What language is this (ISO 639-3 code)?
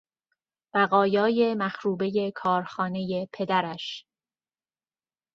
fas